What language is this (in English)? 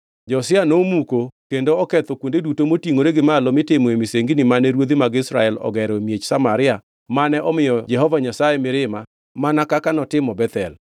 Luo (Kenya and Tanzania)